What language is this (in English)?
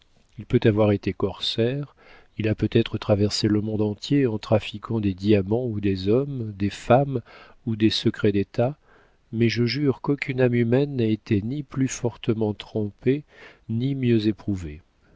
French